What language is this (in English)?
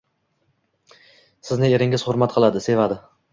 Uzbek